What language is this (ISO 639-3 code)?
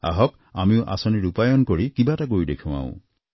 asm